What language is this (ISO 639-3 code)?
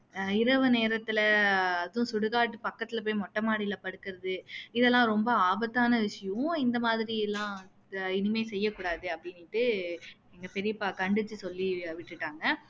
tam